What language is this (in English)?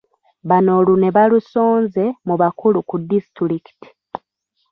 Ganda